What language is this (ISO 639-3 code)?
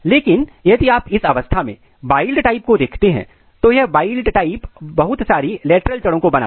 hin